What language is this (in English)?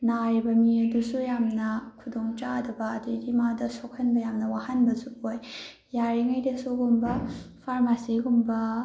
Manipuri